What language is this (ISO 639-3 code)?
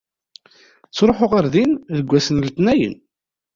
kab